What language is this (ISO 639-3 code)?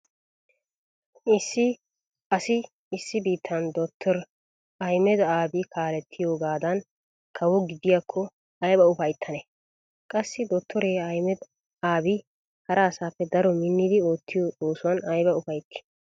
wal